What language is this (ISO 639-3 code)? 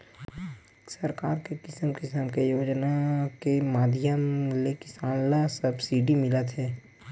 hne